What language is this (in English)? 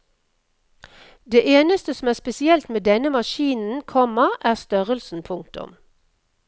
Norwegian